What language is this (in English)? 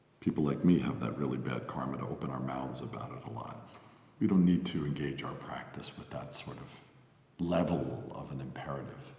English